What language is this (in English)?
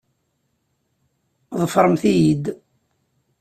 Kabyle